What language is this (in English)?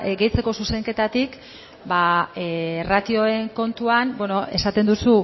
Basque